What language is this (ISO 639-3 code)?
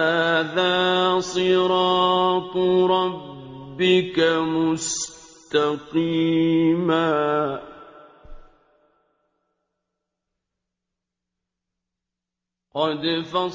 ara